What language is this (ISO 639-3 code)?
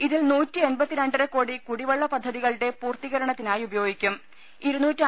mal